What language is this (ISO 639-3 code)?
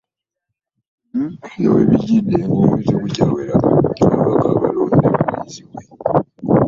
lug